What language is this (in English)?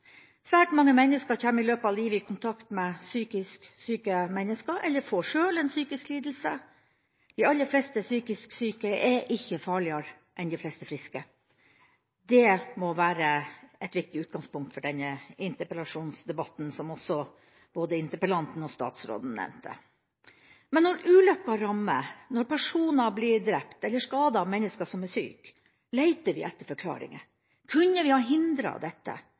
Norwegian Bokmål